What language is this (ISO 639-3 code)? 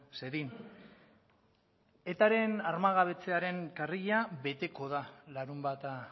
eus